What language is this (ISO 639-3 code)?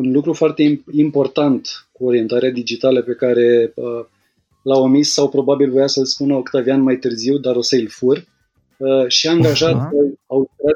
ron